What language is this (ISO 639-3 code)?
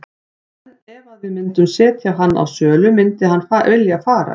isl